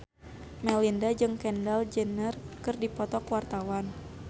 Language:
Sundanese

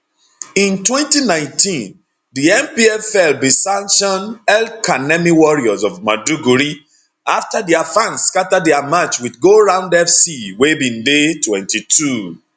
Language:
Nigerian Pidgin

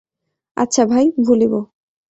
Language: Bangla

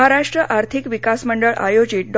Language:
Marathi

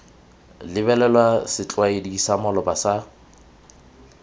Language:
Tswana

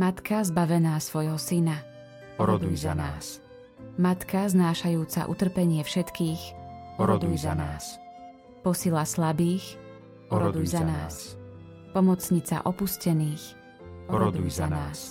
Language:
Slovak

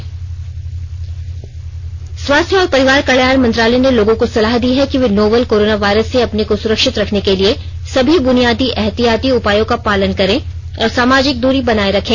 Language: Hindi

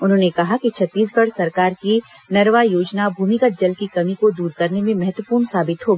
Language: Hindi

